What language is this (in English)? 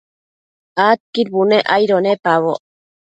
Matsés